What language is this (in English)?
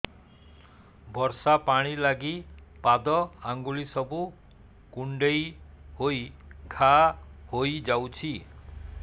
Odia